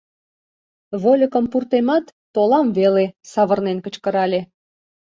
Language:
Mari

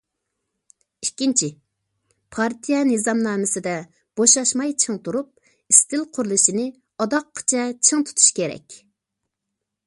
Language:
Uyghur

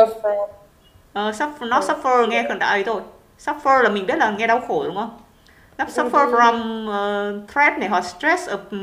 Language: Vietnamese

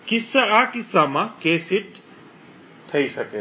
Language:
Gujarati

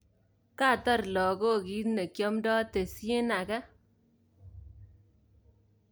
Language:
Kalenjin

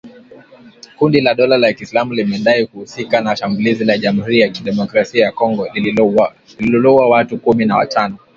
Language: Swahili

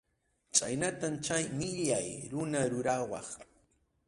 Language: Arequipa-La Unión Quechua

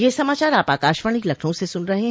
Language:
Hindi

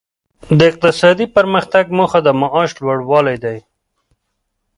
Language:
Pashto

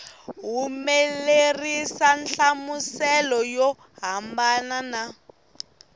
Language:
Tsonga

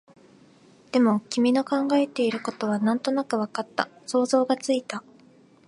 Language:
Japanese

